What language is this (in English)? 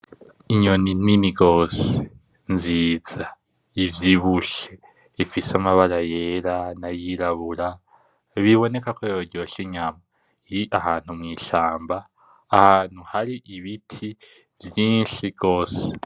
Rundi